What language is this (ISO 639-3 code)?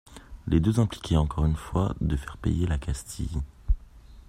fra